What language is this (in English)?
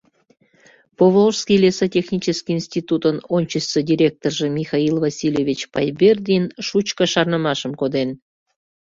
Mari